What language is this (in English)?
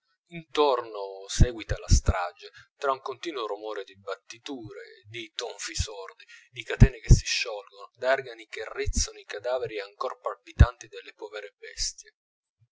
Italian